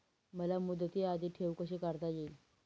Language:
Marathi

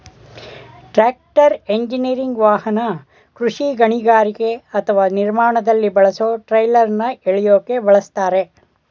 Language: Kannada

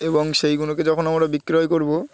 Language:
Bangla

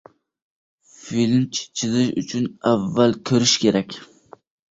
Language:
Uzbek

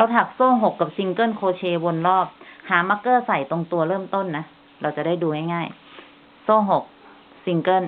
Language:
Thai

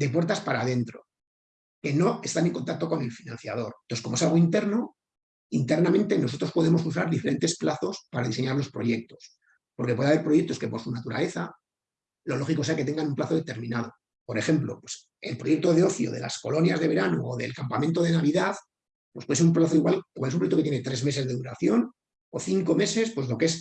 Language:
Spanish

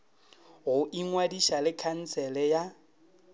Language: Northern Sotho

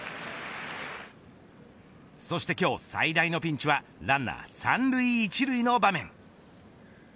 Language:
Japanese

